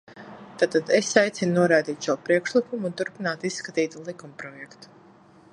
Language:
Latvian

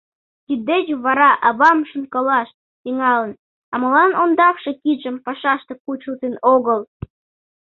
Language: Mari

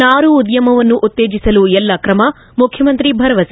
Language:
Kannada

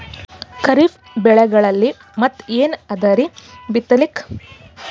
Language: Kannada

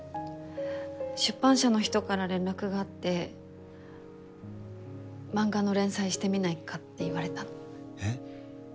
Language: Japanese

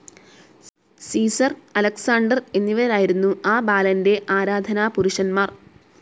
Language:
Malayalam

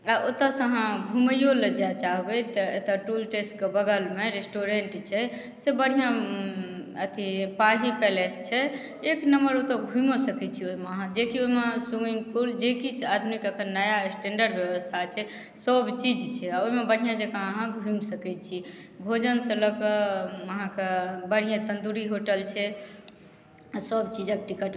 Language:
Maithili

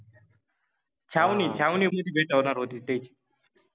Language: Marathi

